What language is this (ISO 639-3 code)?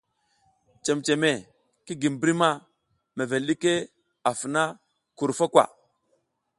giz